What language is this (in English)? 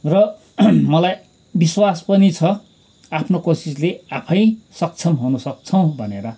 Nepali